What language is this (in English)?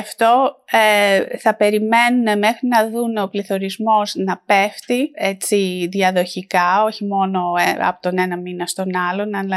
Greek